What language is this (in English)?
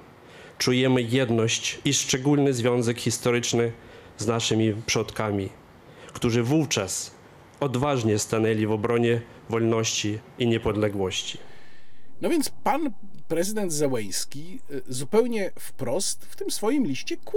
Polish